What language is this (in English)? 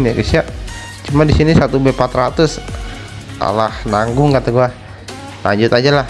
Indonesian